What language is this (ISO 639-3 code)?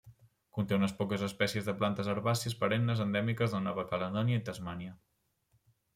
cat